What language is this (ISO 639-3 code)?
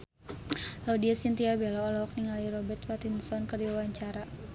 sun